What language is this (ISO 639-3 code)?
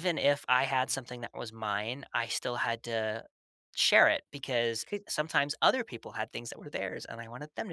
eng